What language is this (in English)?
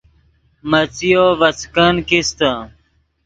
Yidgha